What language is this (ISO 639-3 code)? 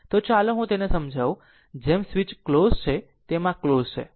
guj